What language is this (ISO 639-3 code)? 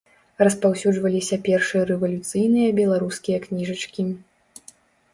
bel